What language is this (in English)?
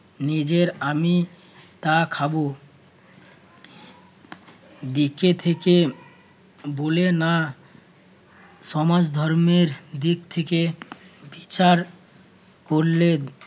Bangla